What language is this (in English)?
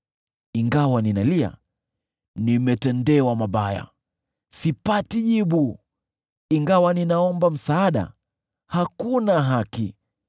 Swahili